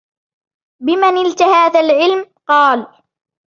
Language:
Arabic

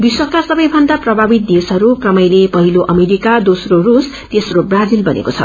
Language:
Nepali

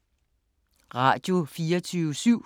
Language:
Danish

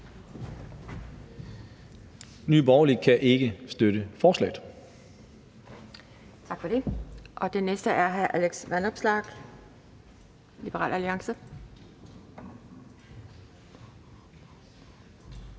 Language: Danish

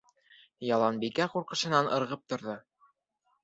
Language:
Bashkir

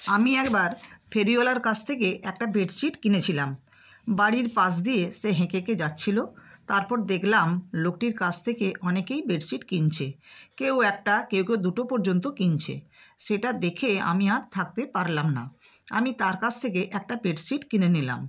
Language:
Bangla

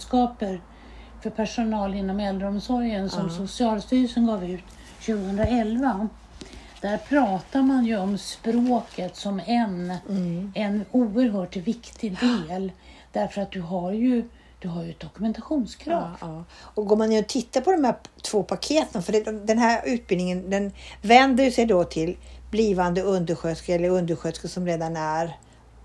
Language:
Swedish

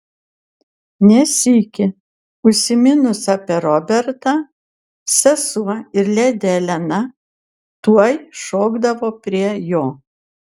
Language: Lithuanian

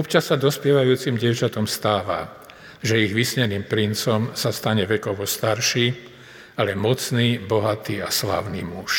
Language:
Slovak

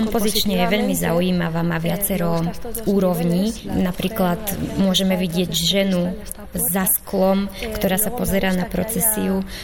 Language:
Slovak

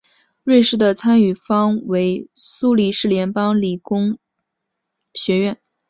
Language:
Chinese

